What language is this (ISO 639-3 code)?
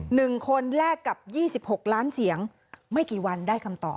tha